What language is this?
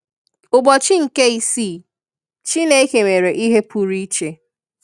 Igbo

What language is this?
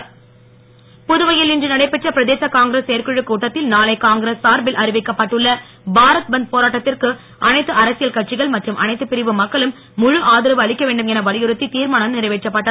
Tamil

